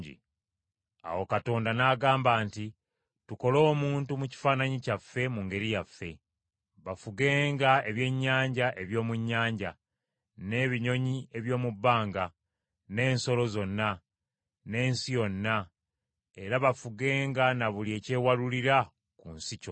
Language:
Ganda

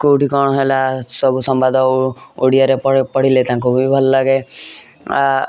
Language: Odia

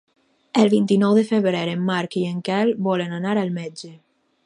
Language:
Catalan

